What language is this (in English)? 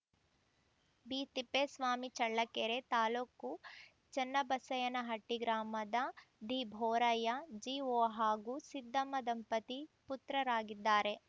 Kannada